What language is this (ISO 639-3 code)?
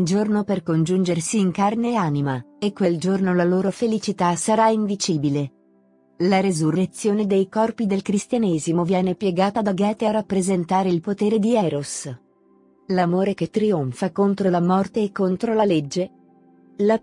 ita